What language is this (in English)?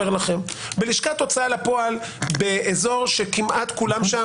Hebrew